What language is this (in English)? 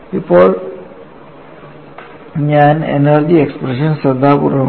Malayalam